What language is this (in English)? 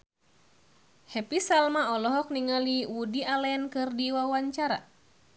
Sundanese